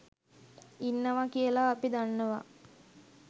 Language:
Sinhala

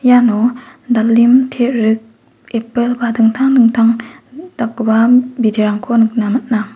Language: Garo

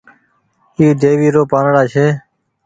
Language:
Goaria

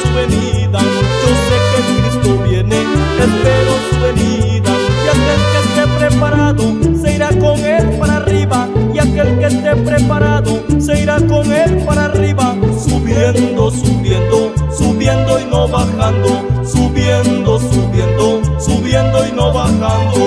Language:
Spanish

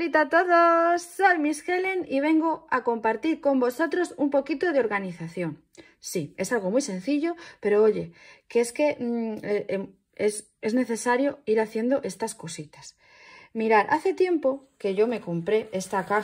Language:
Spanish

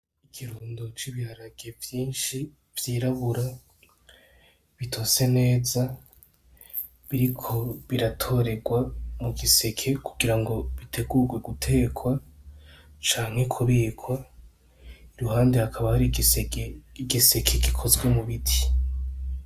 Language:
Rundi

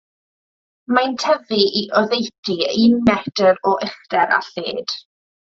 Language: Welsh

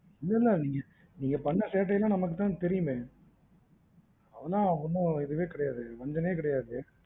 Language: Tamil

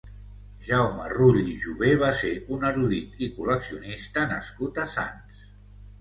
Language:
Catalan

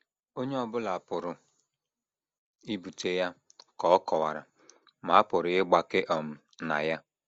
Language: Igbo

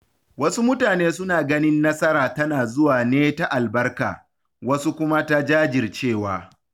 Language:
Hausa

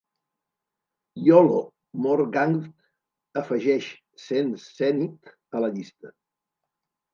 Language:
Catalan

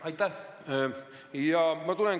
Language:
Estonian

